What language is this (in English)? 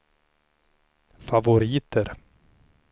Swedish